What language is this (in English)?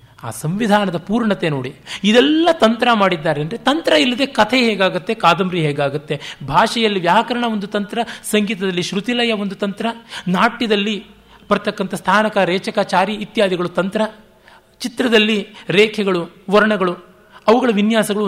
Kannada